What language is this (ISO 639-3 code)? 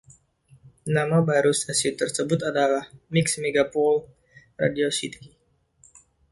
ind